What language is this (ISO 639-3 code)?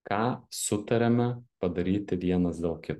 lit